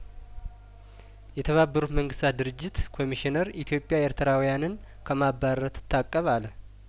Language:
Amharic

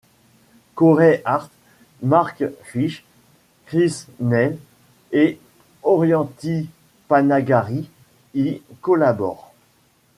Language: French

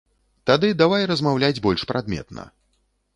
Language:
Belarusian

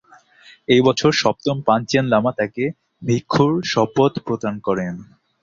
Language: Bangla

